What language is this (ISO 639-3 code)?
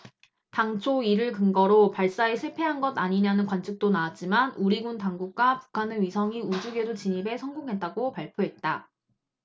kor